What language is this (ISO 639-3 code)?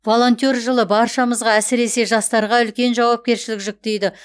kaz